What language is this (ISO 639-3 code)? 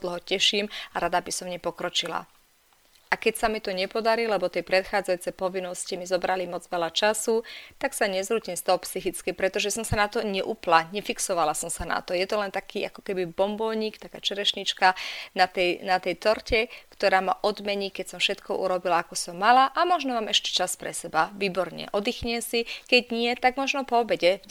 slk